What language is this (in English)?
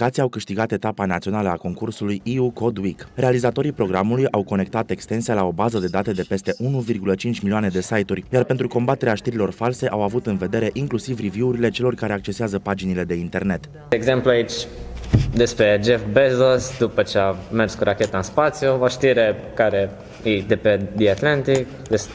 Romanian